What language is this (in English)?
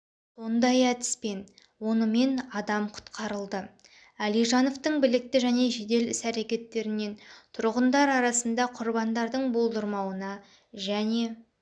Kazakh